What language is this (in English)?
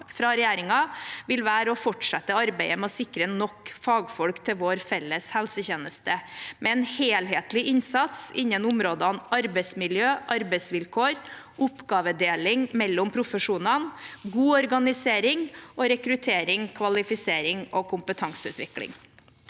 Norwegian